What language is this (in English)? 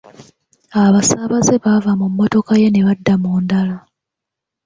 Ganda